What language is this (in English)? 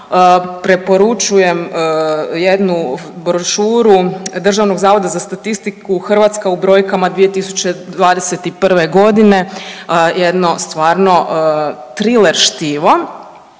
Croatian